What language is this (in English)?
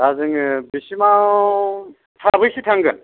Bodo